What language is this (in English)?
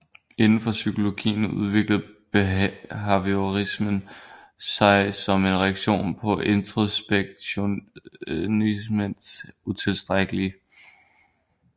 Danish